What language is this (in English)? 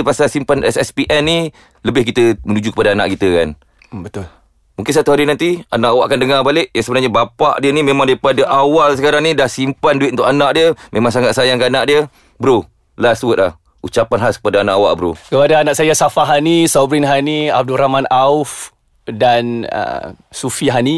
Malay